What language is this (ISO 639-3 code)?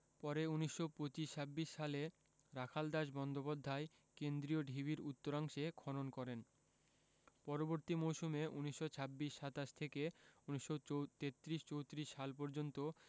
ben